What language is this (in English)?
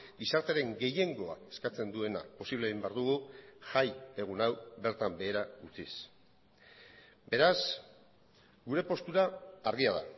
Basque